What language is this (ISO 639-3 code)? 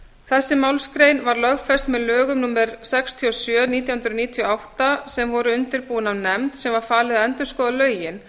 isl